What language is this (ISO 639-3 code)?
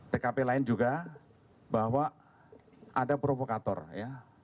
ind